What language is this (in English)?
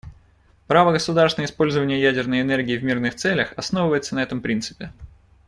Russian